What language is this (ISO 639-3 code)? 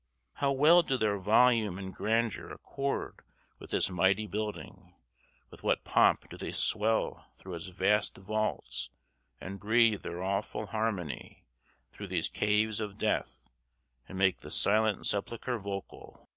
eng